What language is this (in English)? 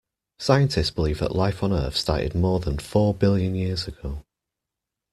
English